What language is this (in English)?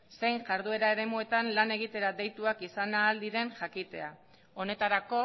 Basque